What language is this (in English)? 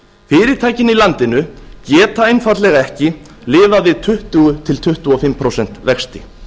Icelandic